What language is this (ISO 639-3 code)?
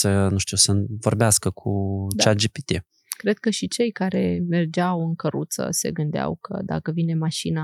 ron